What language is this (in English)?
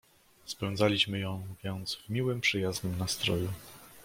Polish